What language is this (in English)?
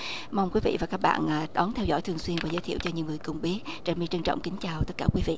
Vietnamese